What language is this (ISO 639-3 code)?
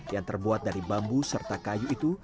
ind